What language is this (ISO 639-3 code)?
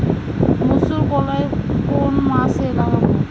ben